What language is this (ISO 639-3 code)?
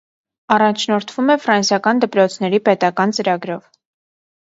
hye